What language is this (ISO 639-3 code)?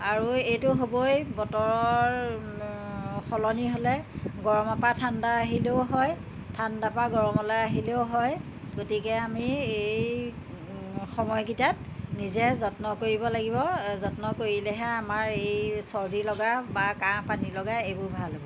asm